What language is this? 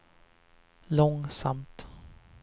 Swedish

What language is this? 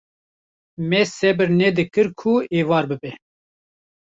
Kurdish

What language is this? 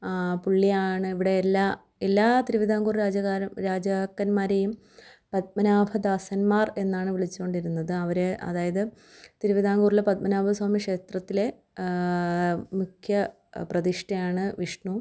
Malayalam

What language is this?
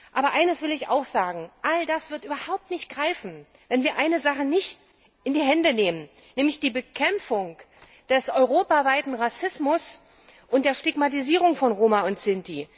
German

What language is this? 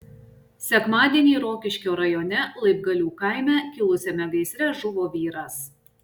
Lithuanian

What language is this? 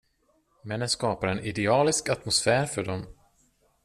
Swedish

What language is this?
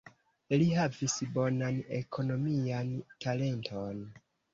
Esperanto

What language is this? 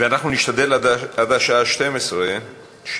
Hebrew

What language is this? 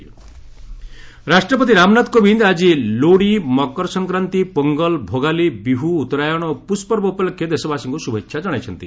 Odia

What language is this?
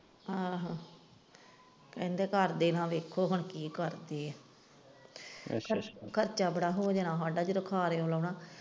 Punjabi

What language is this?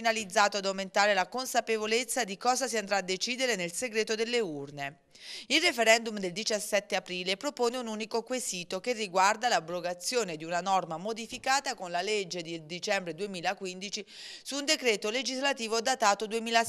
Italian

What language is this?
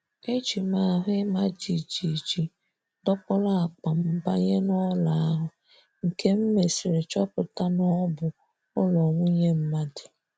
Igbo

